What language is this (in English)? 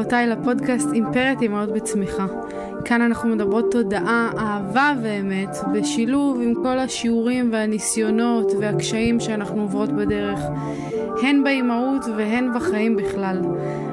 Hebrew